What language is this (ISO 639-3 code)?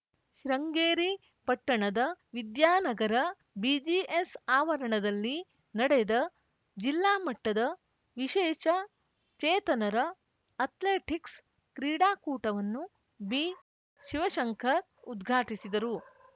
kan